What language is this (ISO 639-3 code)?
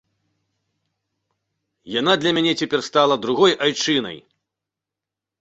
bel